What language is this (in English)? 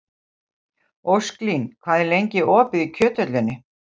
Icelandic